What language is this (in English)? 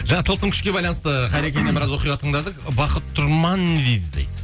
Kazakh